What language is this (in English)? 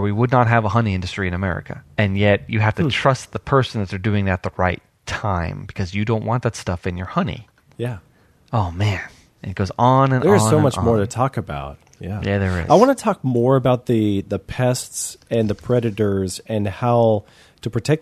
English